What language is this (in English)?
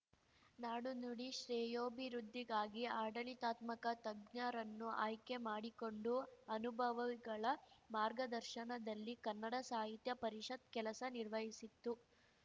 Kannada